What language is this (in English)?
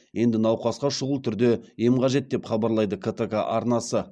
Kazakh